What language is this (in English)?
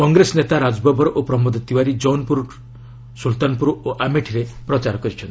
Odia